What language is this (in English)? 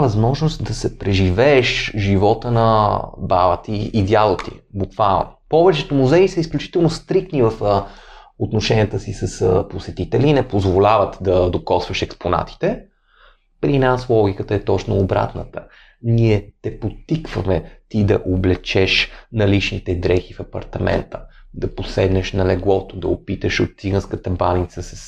Bulgarian